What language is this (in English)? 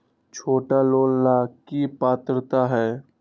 Magahi